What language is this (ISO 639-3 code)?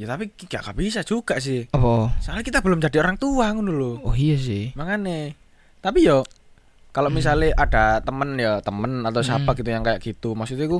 ind